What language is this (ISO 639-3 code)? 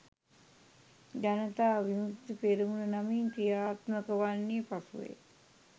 sin